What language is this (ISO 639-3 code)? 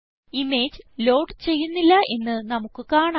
mal